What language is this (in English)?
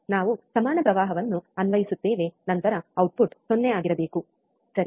Kannada